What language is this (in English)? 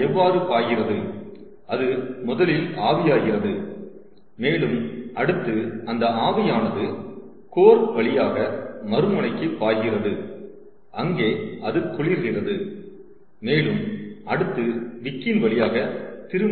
Tamil